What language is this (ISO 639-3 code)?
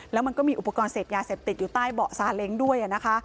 tha